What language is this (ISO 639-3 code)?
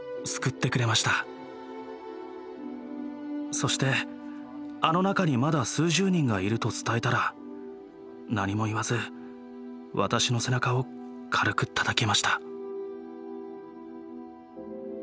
jpn